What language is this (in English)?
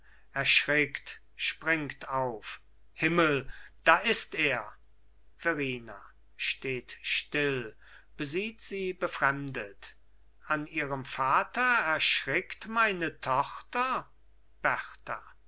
German